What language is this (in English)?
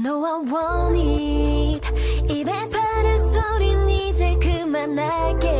Dutch